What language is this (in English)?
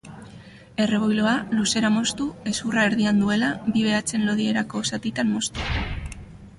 Basque